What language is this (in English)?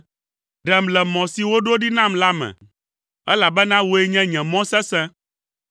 Ewe